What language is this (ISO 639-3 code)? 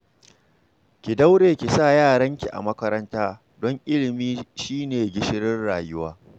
hau